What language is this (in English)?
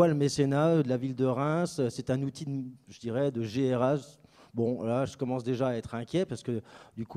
French